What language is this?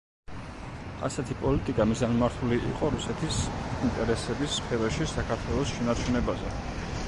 Georgian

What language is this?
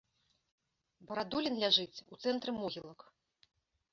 Belarusian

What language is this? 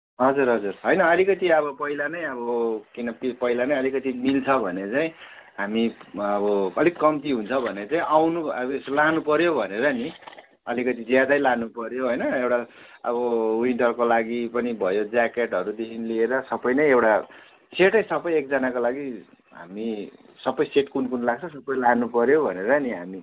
Nepali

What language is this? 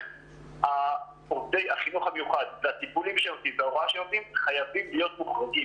Hebrew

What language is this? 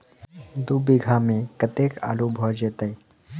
Maithili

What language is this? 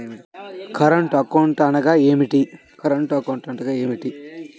Telugu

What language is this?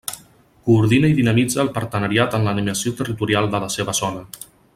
Catalan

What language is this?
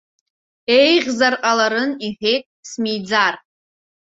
Abkhazian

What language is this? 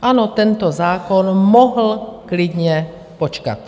Czech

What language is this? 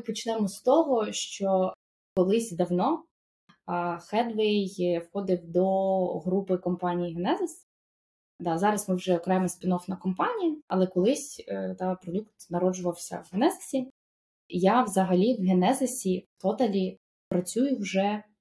Ukrainian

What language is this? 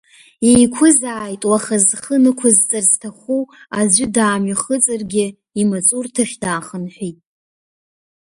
Abkhazian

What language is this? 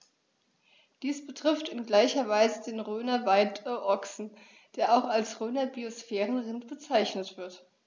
German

